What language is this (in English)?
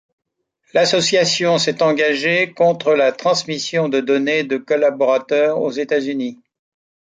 French